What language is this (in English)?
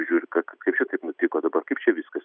Lithuanian